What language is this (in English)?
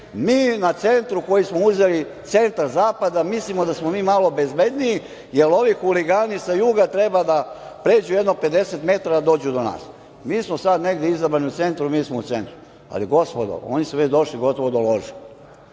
Serbian